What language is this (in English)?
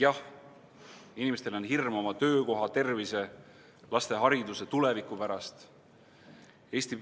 Estonian